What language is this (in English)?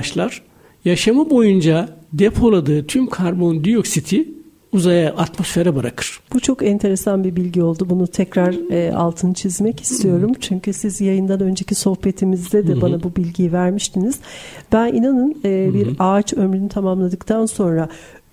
Turkish